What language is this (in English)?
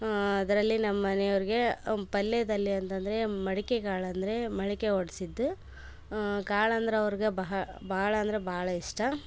Kannada